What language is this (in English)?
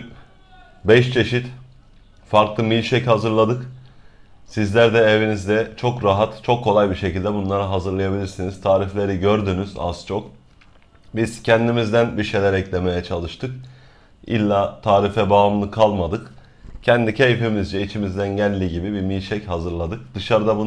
Turkish